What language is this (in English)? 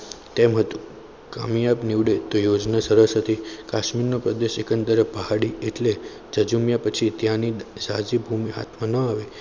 Gujarati